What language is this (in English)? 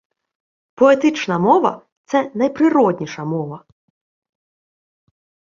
Ukrainian